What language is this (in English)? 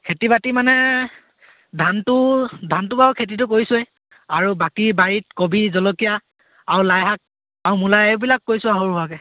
Assamese